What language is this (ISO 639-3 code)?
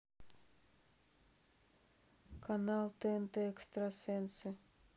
rus